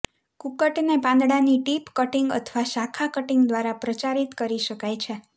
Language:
Gujarati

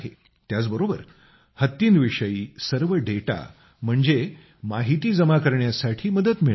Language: Marathi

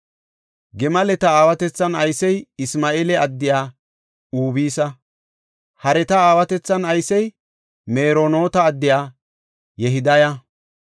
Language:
Gofa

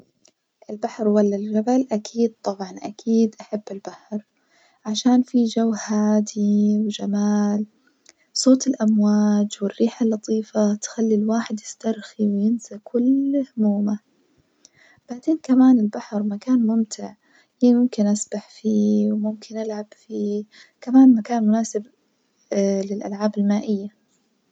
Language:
Najdi Arabic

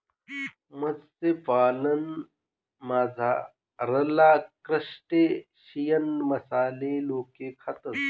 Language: Marathi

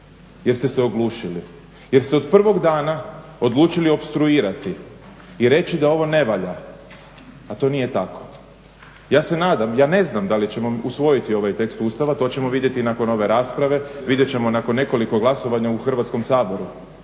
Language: Croatian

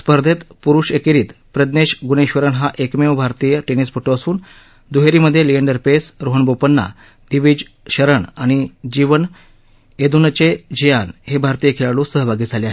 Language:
Marathi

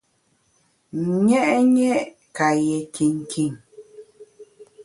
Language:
Bamun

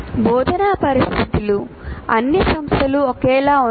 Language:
Telugu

